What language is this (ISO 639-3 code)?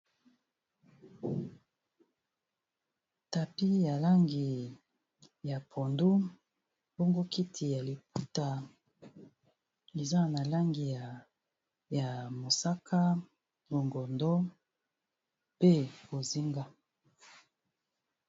lin